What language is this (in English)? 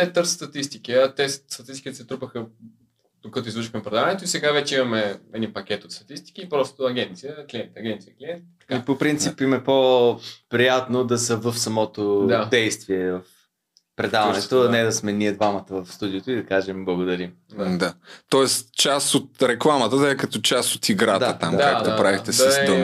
Bulgarian